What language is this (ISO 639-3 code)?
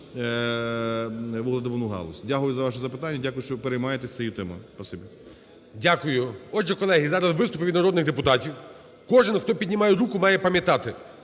ukr